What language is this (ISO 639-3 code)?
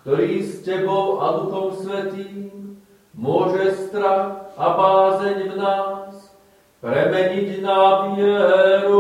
slk